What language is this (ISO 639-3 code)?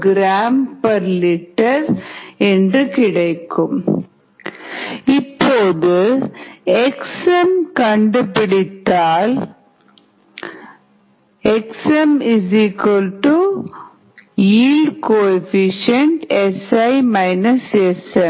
tam